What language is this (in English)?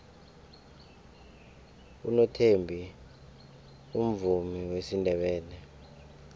South Ndebele